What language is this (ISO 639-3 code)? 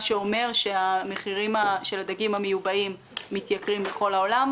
heb